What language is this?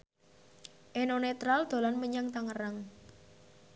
Javanese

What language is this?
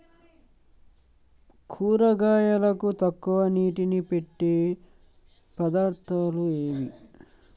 Telugu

